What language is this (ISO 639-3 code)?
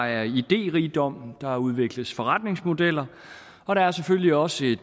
dan